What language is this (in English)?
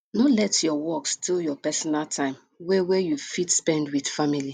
Nigerian Pidgin